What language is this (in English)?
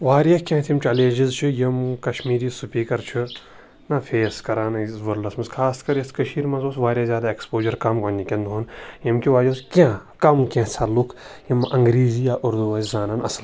Kashmiri